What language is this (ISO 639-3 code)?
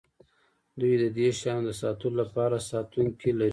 pus